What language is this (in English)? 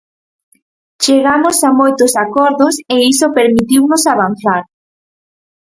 Galician